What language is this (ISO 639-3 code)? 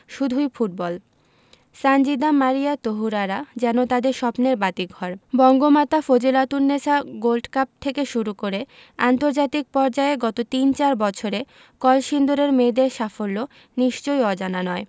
ben